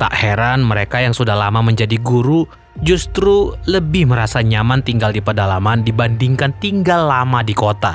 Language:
Indonesian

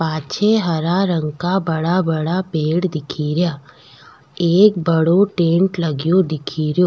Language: Rajasthani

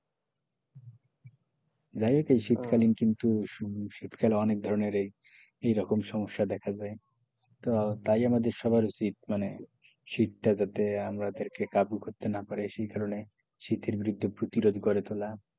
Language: Bangla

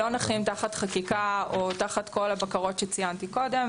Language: Hebrew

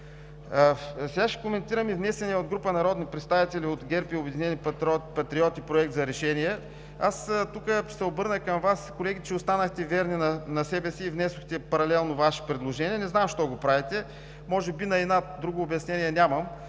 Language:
Bulgarian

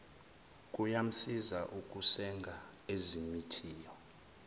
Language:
Zulu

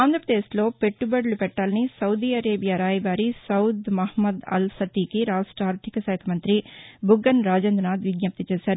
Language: Telugu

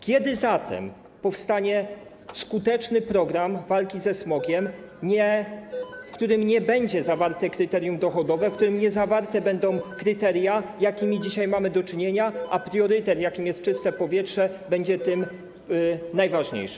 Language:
Polish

